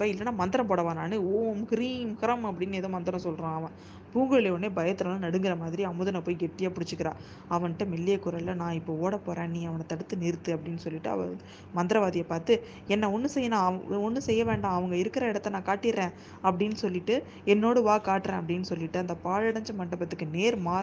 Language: Tamil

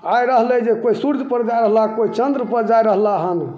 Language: Maithili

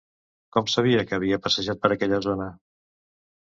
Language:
Catalan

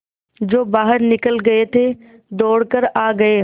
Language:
Hindi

